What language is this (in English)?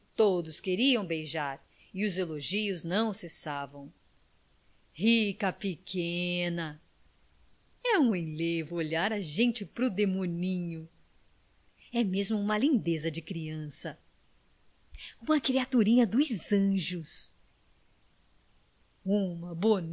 Portuguese